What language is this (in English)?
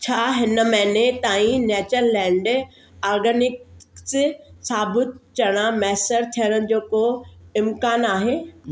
Sindhi